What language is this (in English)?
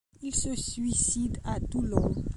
French